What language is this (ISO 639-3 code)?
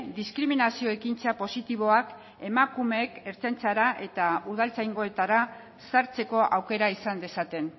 eus